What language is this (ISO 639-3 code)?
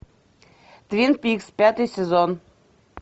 rus